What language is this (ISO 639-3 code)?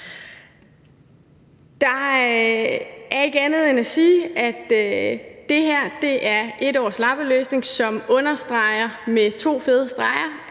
dan